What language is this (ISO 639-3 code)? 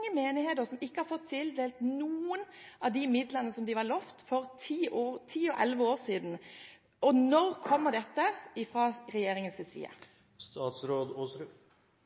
nob